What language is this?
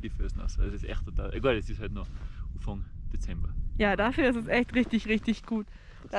German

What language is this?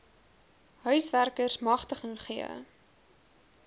Afrikaans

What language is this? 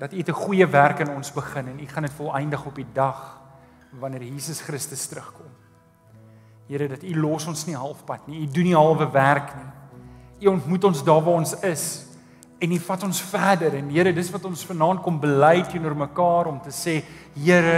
Dutch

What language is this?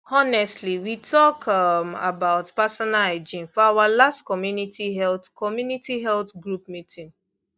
Nigerian Pidgin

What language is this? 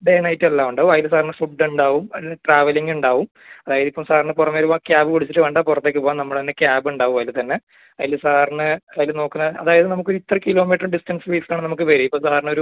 Malayalam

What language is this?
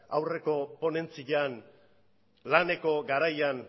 Basque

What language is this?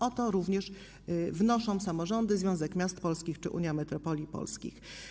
Polish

